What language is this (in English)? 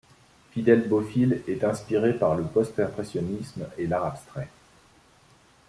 French